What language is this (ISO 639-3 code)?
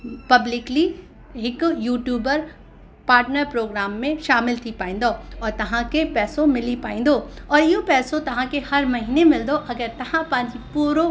snd